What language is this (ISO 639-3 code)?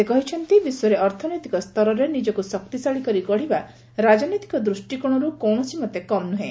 ori